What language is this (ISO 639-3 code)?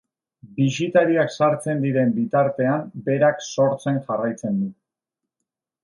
eus